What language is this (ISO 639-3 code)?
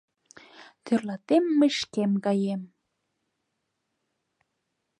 chm